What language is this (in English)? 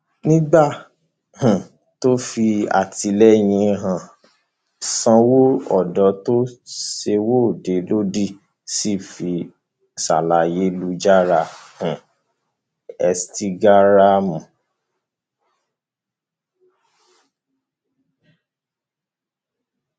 Yoruba